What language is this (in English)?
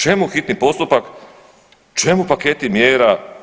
Croatian